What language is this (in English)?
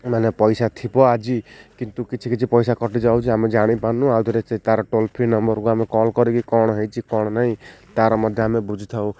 Odia